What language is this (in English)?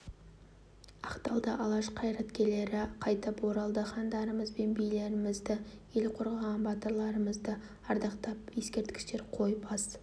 Kazakh